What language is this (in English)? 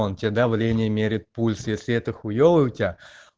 Russian